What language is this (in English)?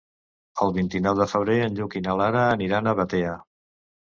Catalan